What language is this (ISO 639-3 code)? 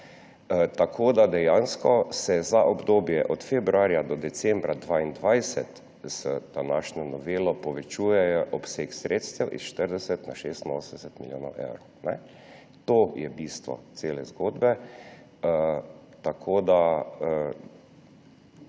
slv